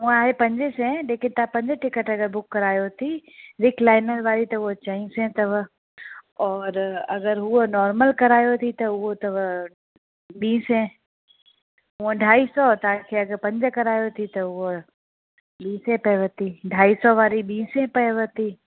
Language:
Sindhi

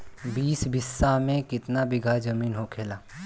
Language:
Bhojpuri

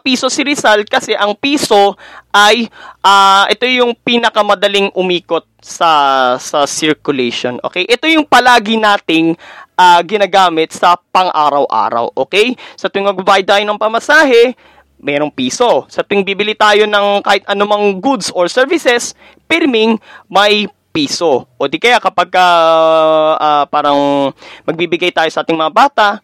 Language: Filipino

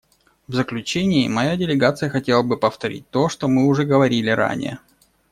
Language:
Russian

